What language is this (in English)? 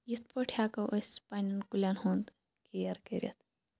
Kashmiri